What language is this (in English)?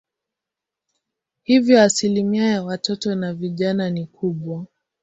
Swahili